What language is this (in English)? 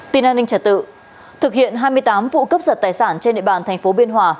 Vietnamese